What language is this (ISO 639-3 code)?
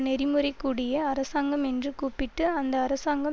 tam